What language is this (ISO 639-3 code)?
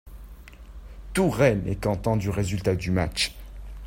fra